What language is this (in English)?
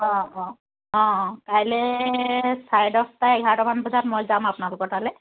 Assamese